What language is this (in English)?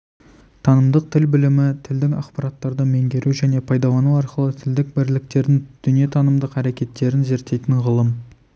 Kazakh